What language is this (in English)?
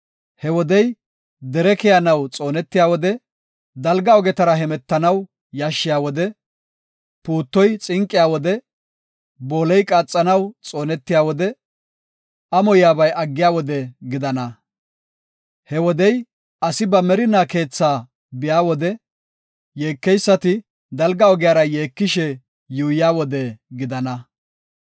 Gofa